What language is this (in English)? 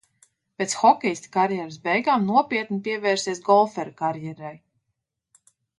Latvian